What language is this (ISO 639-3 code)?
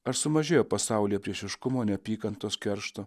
lit